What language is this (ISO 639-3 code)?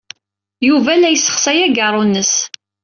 kab